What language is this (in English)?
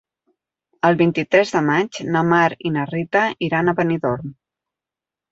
Catalan